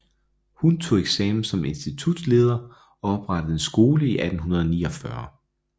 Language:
Danish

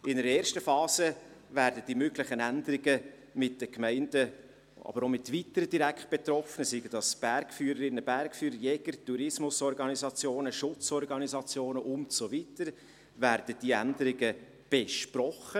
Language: Swiss German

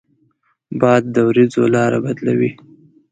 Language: Pashto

